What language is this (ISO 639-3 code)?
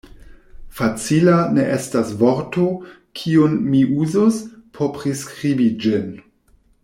epo